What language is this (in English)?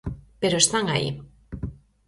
Galician